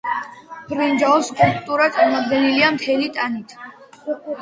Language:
Georgian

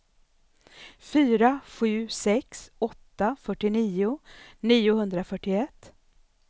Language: Swedish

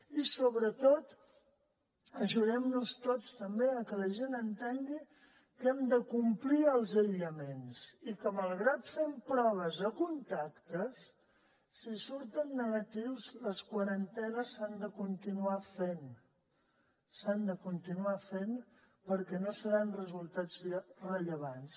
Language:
Catalan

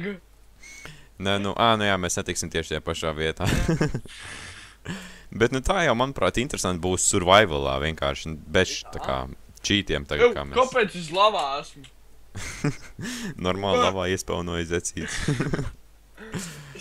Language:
Latvian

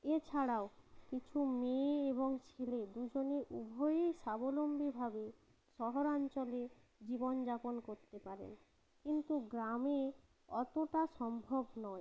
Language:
Bangla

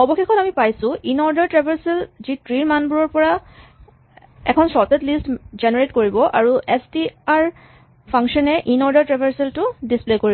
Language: Assamese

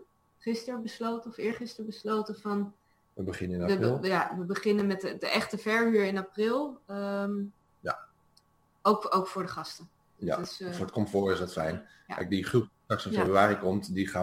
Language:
Dutch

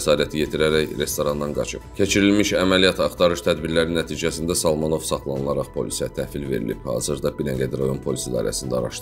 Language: Turkish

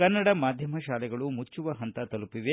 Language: Kannada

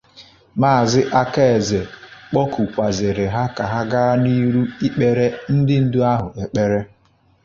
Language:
Igbo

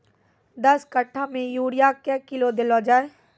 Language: Maithili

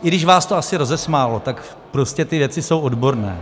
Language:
Czech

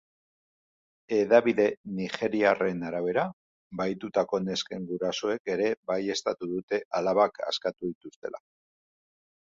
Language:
Basque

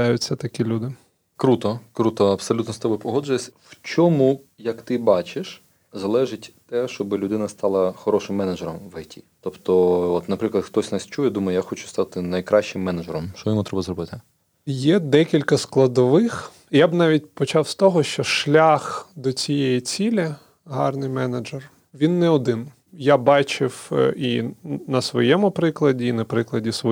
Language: Ukrainian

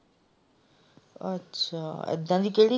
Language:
Punjabi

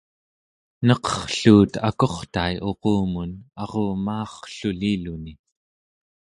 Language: Central Yupik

